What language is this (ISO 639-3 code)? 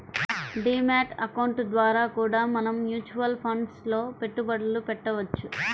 tel